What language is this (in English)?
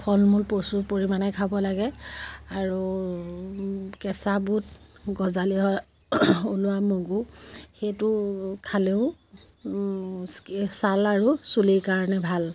Assamese